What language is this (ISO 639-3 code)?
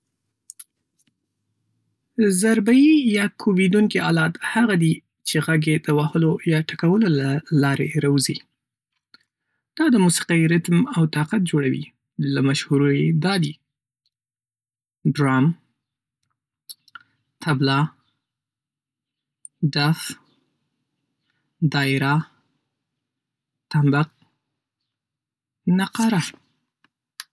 pus